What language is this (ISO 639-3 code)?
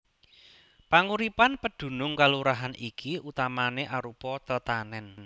jav